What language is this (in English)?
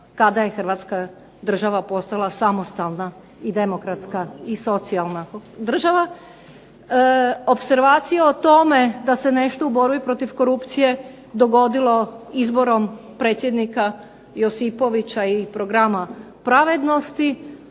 Croatian